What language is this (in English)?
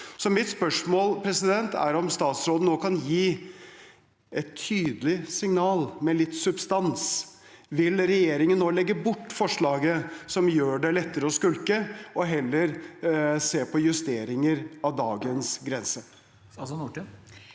Norwegian